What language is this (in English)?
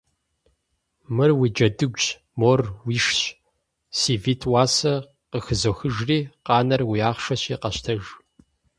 Kabardian